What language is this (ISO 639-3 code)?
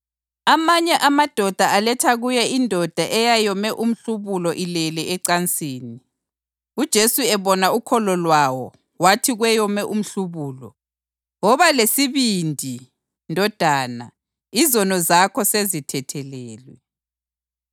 nde